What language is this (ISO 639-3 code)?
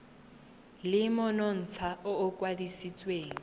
tsn